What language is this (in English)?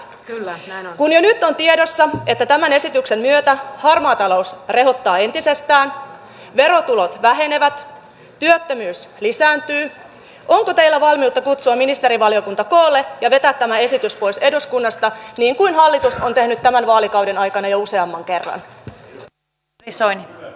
Finnish